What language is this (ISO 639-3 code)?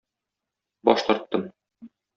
tat